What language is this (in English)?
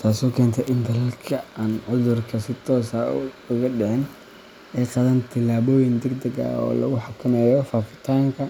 Somali